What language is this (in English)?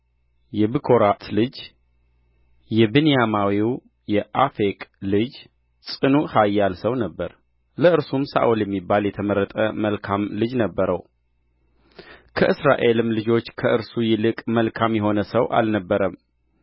Amharic